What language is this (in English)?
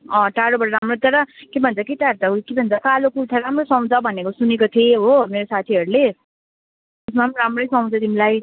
Nepali